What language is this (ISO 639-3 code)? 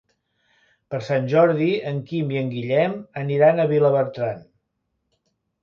cat